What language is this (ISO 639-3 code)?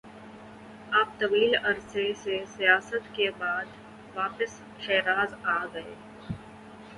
urd